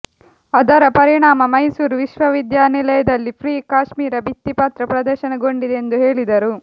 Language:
Kannada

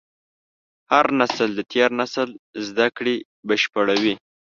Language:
Pashto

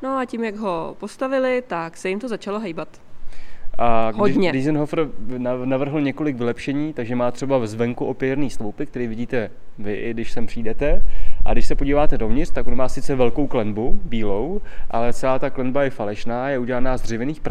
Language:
Czech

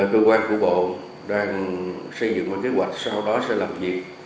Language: Vietnamese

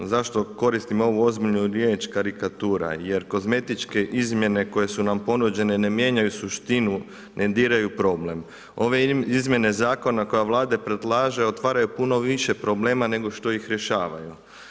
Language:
Croatian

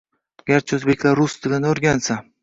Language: Uzbek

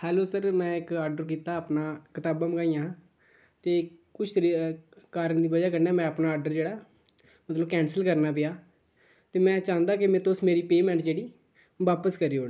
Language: Dogri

